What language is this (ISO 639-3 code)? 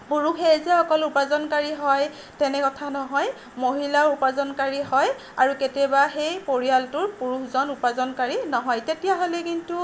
asm